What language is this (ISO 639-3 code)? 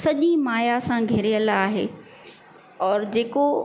snd